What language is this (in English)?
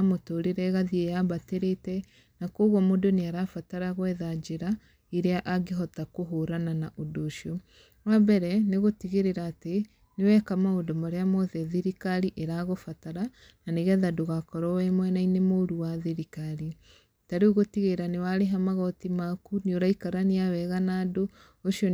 Kikuyu